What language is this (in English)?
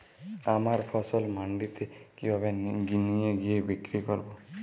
Bangla